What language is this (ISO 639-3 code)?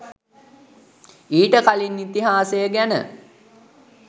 sin